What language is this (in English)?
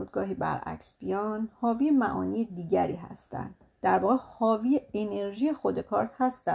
Persian